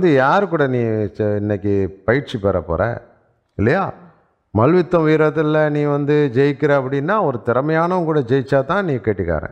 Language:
Tamil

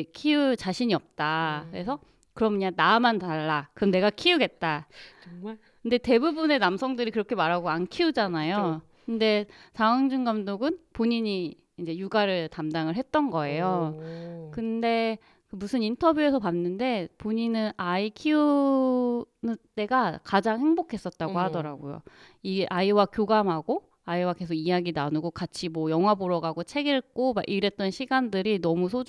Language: Korean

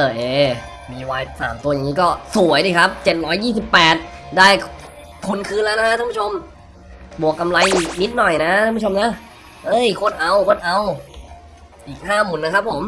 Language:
Thai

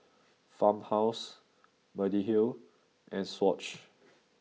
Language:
English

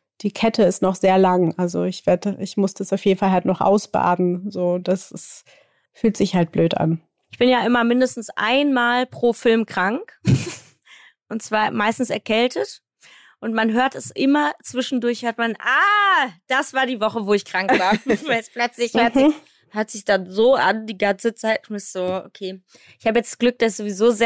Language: German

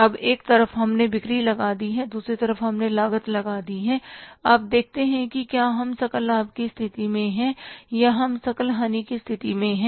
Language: Hindi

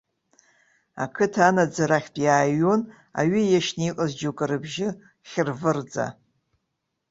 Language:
Abkhazian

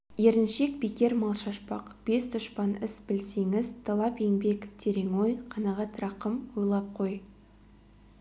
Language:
Kazakh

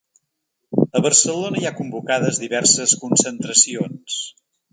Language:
Catalan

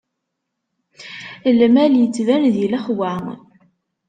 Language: Kabyle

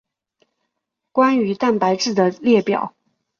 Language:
Chinese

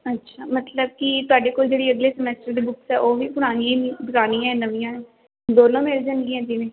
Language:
Punjabi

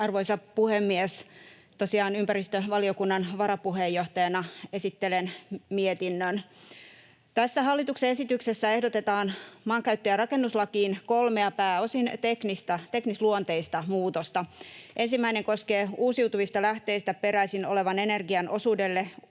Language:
Finnish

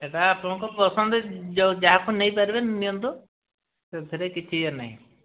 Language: Odia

